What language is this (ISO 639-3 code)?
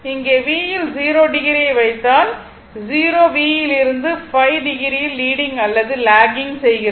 tam